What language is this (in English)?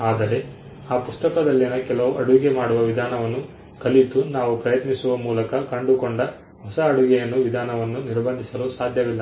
Kannada